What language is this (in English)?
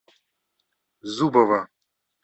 Russian